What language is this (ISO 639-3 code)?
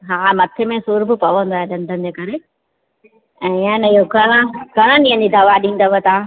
snd